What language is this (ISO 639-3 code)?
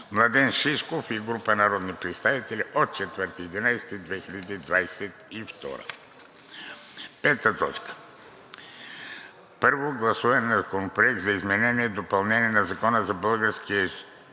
bul